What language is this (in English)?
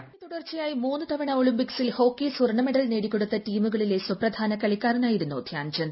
Malayalam